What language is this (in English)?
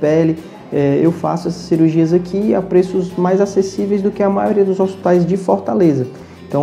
Portuguese